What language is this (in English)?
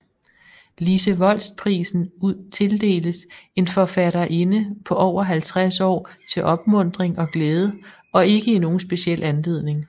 Danish